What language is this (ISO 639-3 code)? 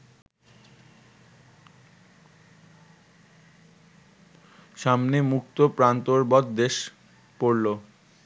ben